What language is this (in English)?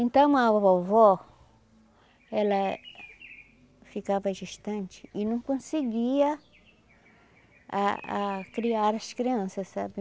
Portuguese